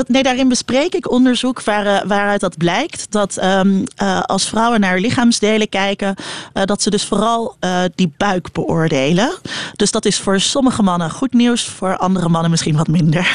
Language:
Dutch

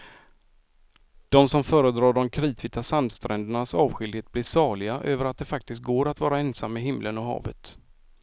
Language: Swedish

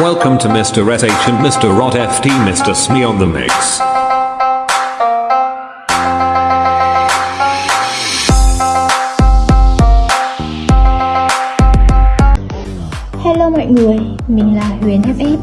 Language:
Vietnamese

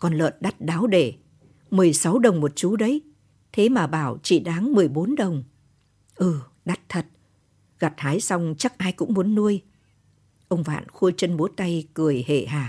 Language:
Vietnamese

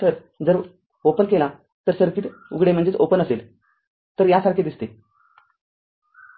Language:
Marathi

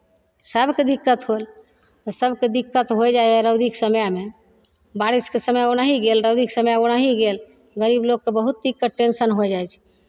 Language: Maithili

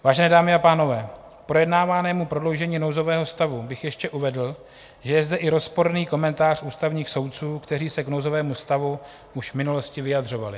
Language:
Czech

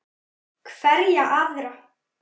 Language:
Icelandic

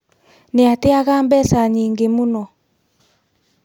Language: Kikuyu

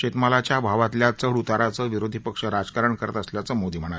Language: Marathi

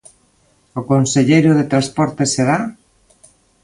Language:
Galician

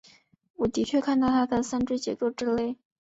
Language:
Chinese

